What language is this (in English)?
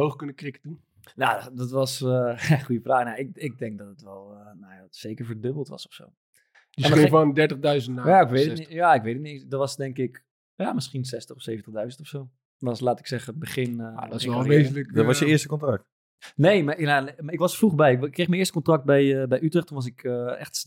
Dutch